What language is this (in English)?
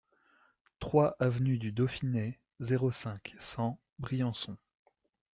French